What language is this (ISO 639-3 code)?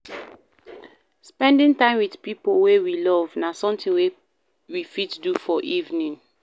pcm